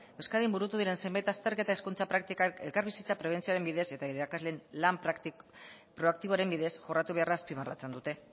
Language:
Basque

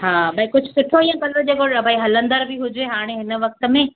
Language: Sindhi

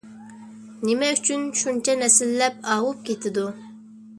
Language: Uyghur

